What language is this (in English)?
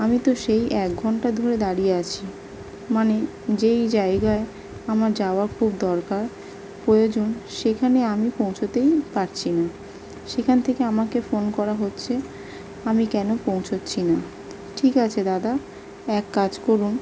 Bangla